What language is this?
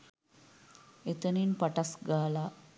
Sinhala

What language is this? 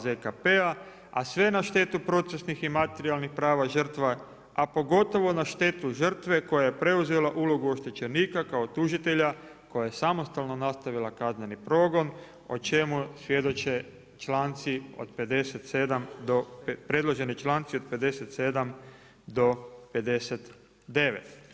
Croatian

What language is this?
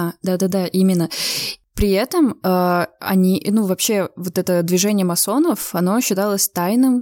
Russian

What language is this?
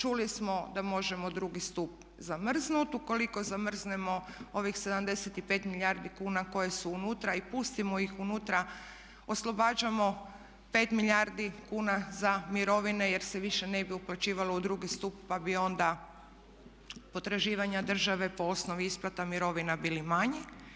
Croatian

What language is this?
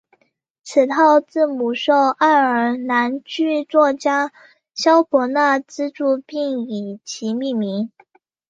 Chinese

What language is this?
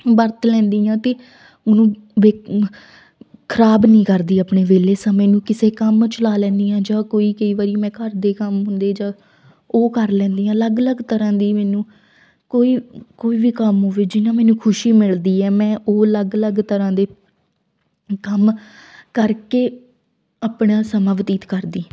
Punjabi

